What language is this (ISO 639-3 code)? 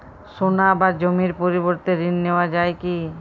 ben